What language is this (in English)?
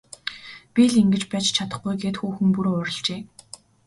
Mongolian